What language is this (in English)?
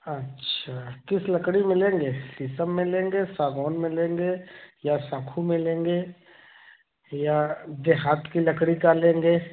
Hindi